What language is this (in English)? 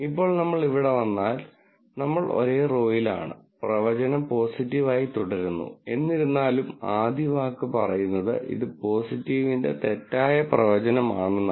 Malayalam